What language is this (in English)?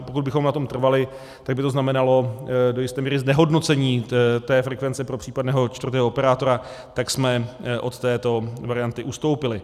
Czech